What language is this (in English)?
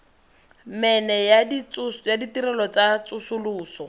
Tswana